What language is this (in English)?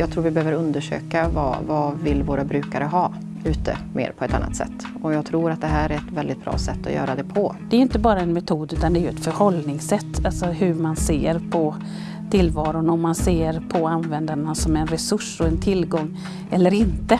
Swedish